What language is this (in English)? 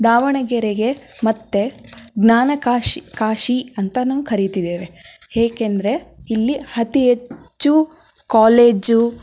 Kannada